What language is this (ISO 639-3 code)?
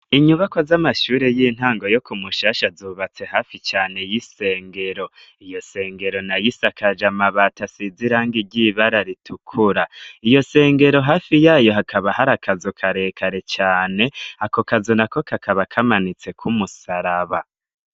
run